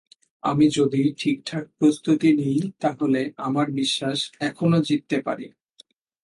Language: Bangla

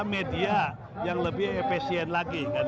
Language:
Indonesian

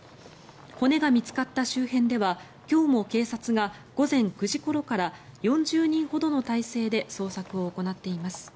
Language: Japanese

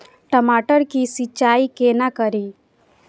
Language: Maithili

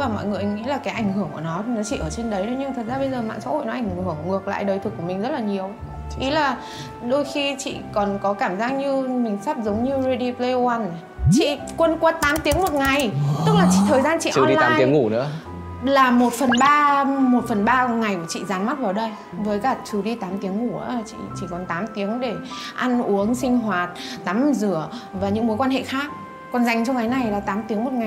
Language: Vietnamese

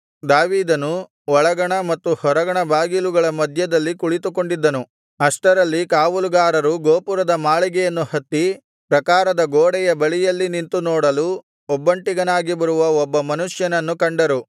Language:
Kannada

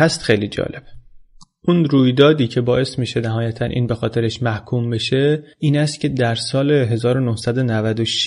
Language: Persian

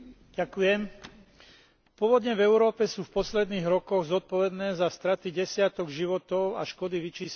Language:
Slovak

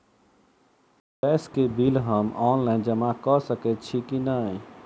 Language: Maithili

